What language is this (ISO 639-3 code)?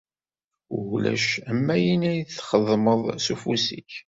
kab